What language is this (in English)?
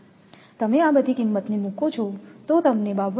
Gujarati